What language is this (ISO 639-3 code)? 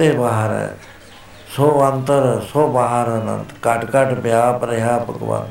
pan